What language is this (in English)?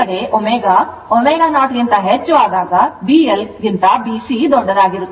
Kannada